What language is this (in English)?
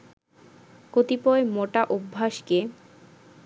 Bangla